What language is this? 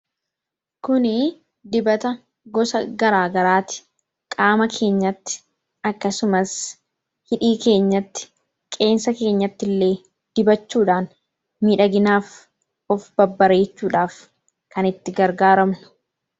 Oromo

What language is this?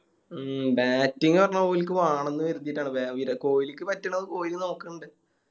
Malayalam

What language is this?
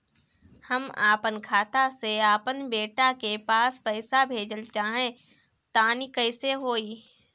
Bhojpuri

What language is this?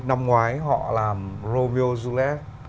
Vietnamese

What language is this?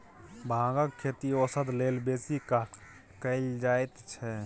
Maithili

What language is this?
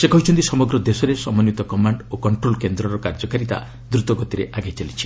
Odia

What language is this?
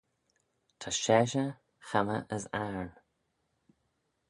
Manx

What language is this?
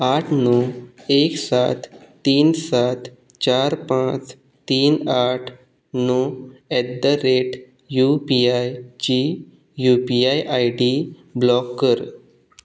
Konkani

